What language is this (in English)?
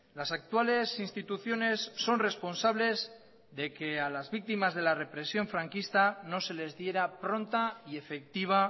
Spanish